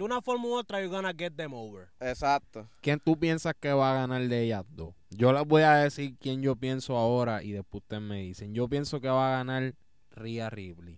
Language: Spanish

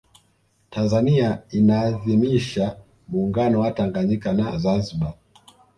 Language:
Swahili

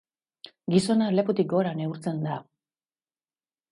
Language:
Basque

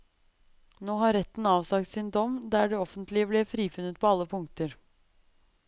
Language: Norwegian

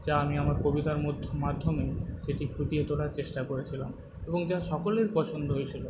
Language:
Bangla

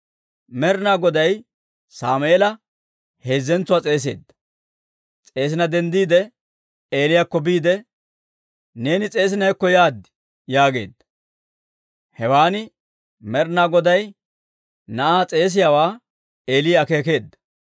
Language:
Dawro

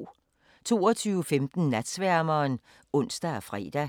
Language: Danish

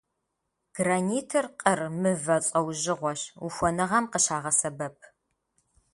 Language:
Kabardian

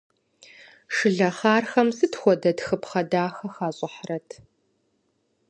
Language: Kabardian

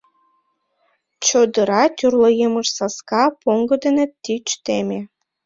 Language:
Mari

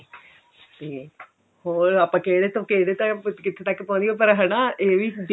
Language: Punjabi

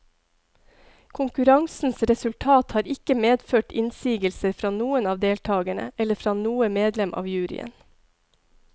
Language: Norwegian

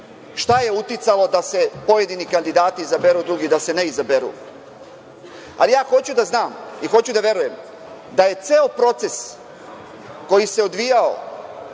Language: Serbian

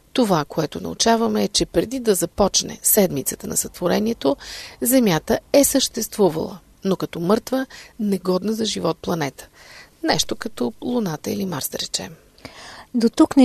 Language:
Bulgarian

